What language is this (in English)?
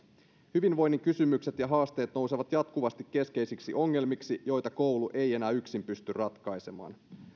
Finnish